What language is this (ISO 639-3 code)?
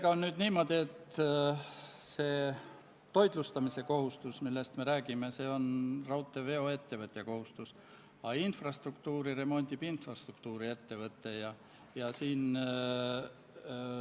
est